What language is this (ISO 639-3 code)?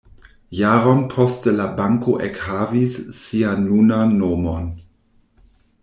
epo